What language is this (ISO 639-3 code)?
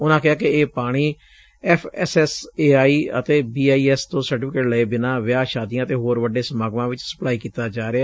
pan